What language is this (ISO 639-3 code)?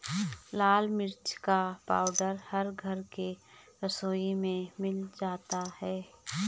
hin